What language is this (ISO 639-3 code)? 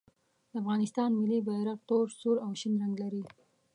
pus